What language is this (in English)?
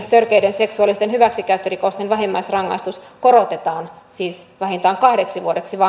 Finnish